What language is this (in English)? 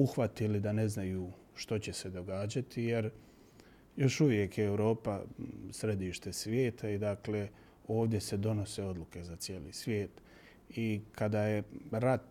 Croatian